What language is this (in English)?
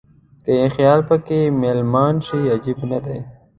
Pashto